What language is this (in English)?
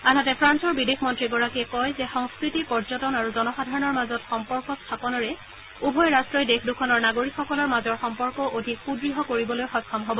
Assamese